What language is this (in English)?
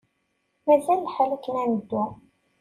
Kabyle